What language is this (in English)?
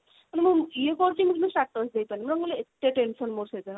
Odia